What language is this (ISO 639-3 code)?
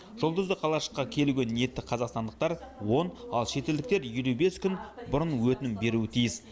kaz